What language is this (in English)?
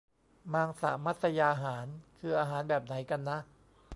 Thai